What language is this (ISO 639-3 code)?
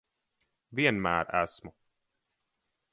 lav